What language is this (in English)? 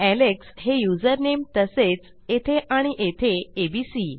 Marathi